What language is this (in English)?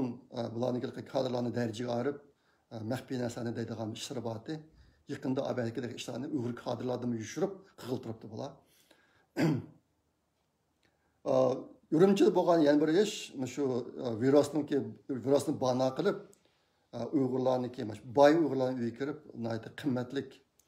Turkish